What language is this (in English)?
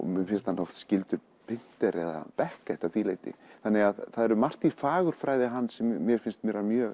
Icelandic